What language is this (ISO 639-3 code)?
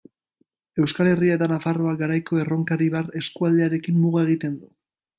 eus